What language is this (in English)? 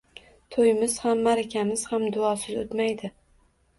Uzbek